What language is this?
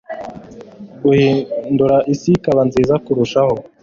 Kinyarwanda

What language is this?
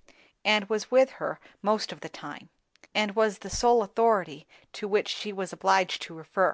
English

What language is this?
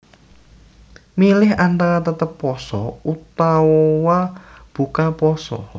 Javanese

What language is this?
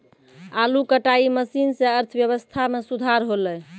Maithili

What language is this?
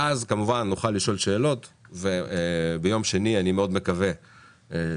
Hebrew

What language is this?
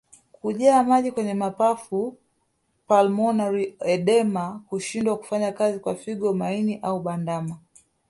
Swahili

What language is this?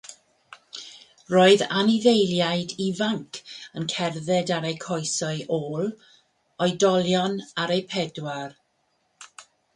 Welsh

